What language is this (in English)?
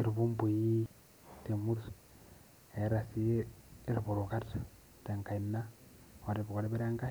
Masai